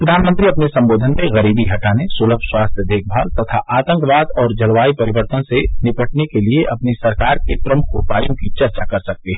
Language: Hindi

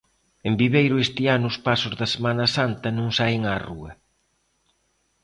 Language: Galician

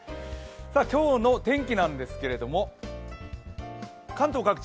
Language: Japanese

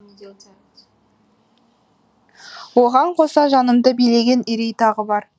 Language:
Kazakh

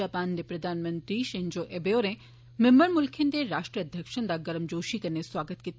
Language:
Dogri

